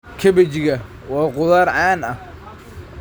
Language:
Somali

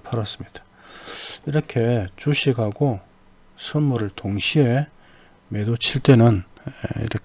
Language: Korean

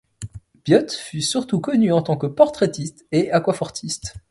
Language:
French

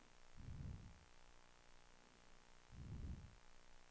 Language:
Swedish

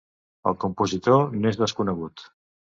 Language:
Catalan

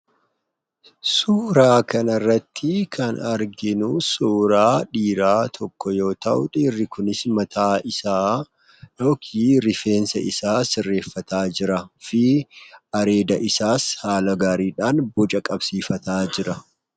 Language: Oromo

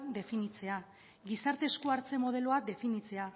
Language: Basque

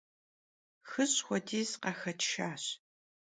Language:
Kabardian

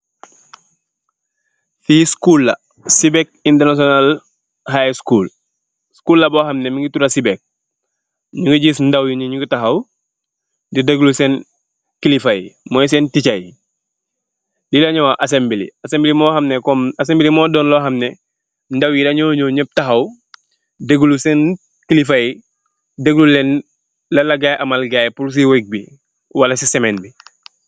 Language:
Wolof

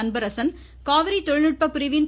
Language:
Tamil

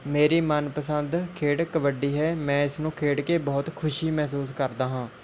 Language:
Punjabi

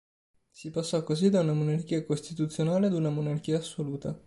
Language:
Italian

